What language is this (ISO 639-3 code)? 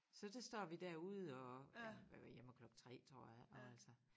dan